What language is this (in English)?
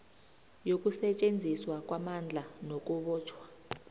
South Ndebele